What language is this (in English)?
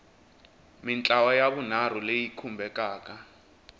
Tsonga